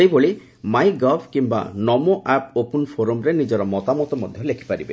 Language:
Odia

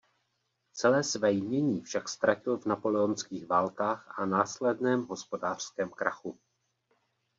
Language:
Czech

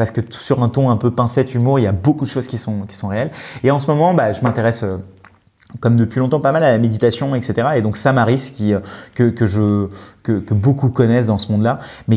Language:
French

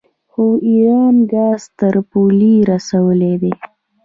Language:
Pashto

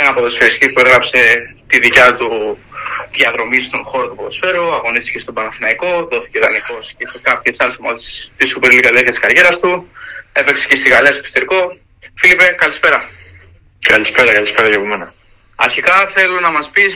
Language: Greek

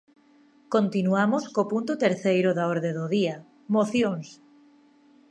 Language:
Galician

